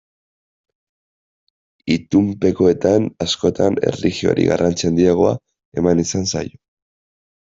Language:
Basque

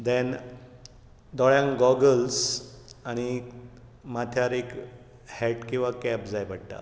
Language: Konkani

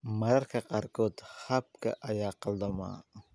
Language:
Somali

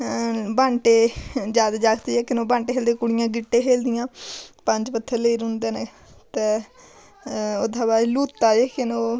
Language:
Dogri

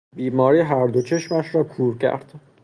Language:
Persian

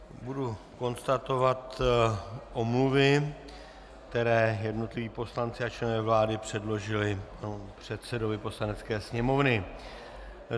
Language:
Czech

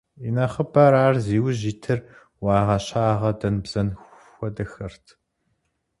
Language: Kabardian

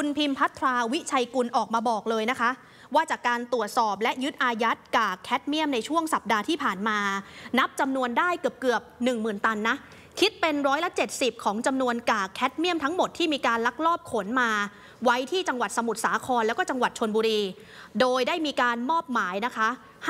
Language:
Thai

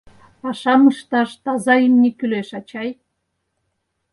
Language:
Mari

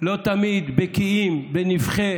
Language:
Hebrew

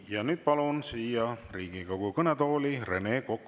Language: Estonian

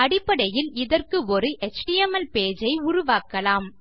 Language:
Tamil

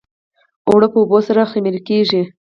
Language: Pashto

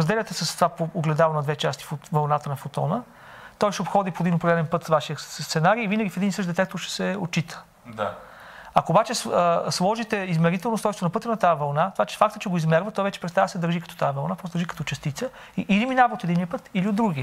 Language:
Bulgarian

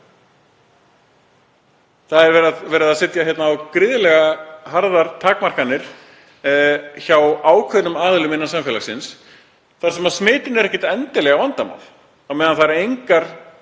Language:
Icelandic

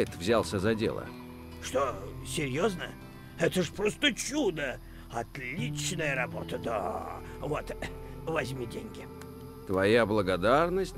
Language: Russian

